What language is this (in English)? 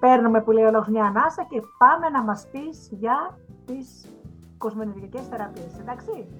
Greek